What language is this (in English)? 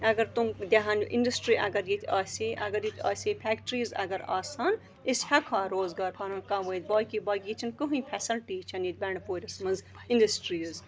Kashmiri